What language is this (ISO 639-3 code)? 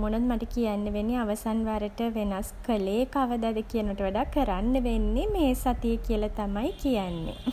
sin